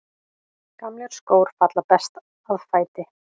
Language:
Icelandic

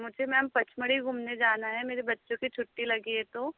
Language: Hindi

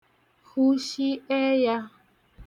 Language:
Igbo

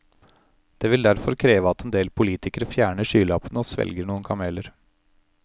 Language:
Norwegian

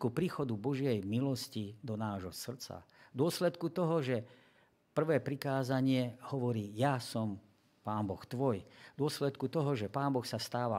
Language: Slovak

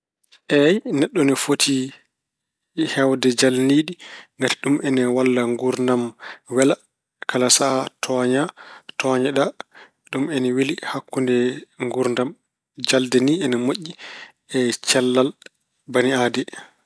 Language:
Fula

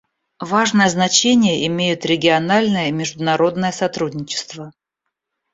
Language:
Russian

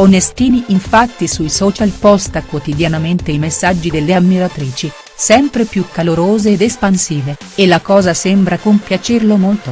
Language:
Italian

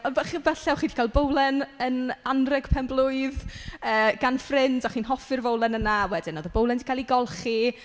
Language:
Welsh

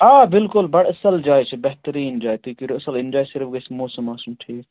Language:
Kashmiri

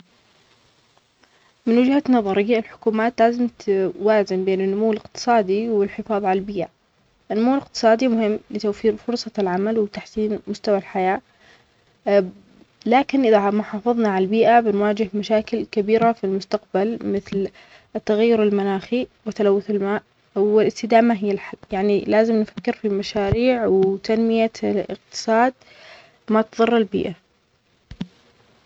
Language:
Omani Arabic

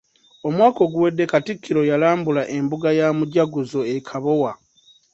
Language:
Ganda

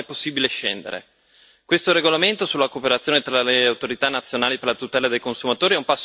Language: Italian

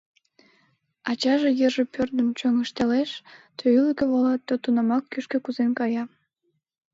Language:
Mari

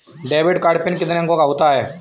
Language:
Hindi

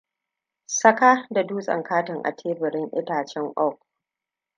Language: Hausa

